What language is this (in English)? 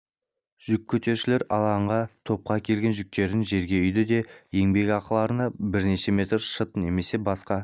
Kazakh